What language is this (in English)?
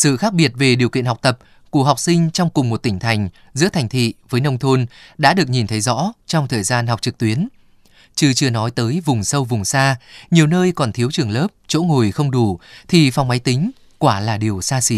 Vietnamese